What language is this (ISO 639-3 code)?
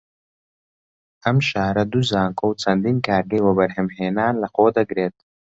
ckb